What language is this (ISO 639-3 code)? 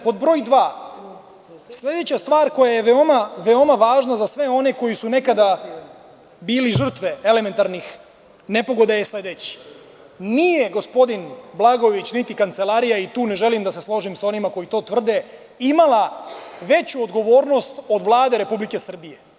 srp